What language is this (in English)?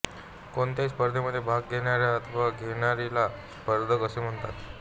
Marathi